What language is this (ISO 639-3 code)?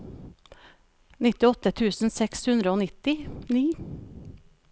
nor